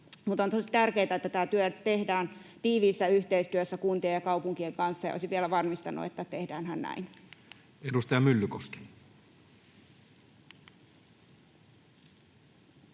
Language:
Finnish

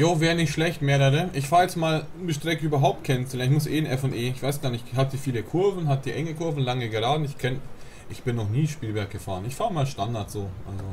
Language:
German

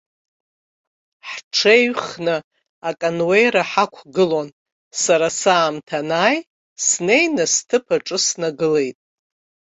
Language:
Abkhazian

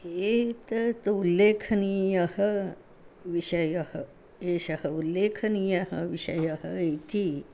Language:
Sanskrit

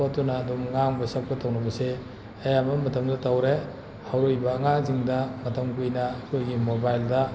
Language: Manipuri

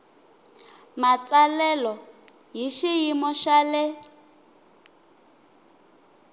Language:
Tsonga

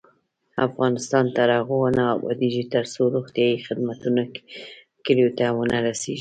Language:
Pashto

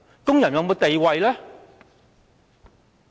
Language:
Cantonese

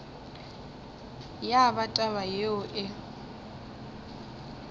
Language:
Northern Sotho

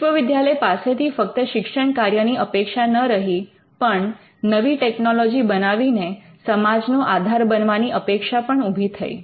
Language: Gujarati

